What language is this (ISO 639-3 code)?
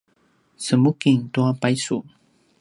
pwn